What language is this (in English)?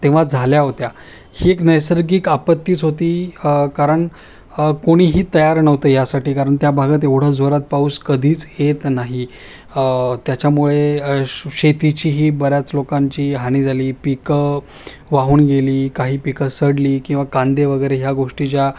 Marathi